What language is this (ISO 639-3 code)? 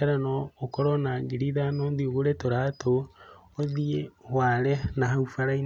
kik